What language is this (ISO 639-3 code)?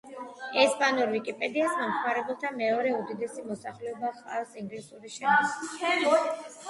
kat